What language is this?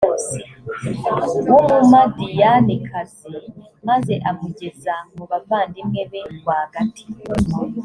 Kinyarwanda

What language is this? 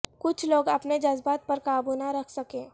Urdu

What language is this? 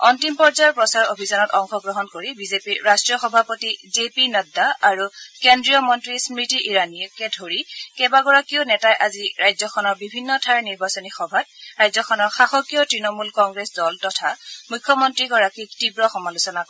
Assamese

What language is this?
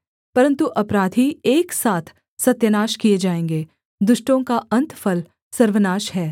Hindi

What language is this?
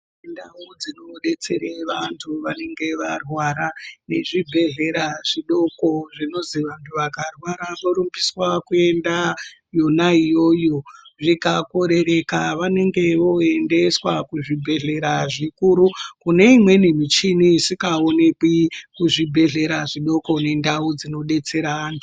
Ndau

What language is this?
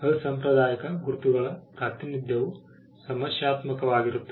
Kannada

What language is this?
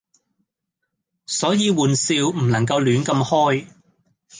Cantonese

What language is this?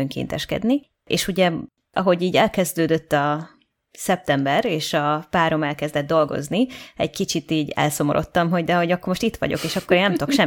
Hungarian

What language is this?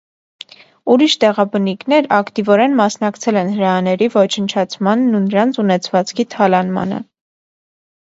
Armenian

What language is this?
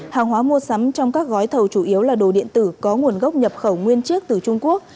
Vietnamese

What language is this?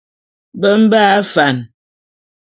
Bulu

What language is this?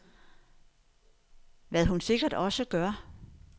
Danish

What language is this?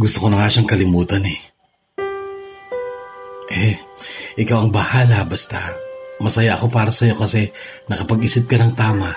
Filipino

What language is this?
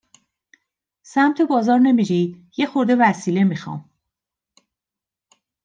Persian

